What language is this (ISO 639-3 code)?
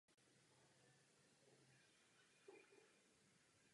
ces